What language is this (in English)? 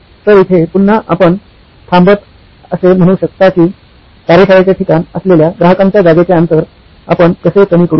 Marathi